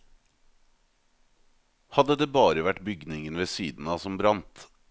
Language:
Norwegian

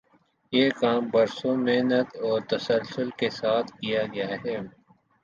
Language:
Urdu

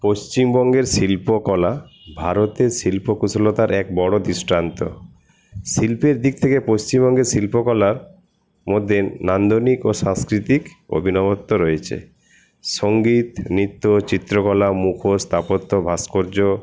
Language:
Bangla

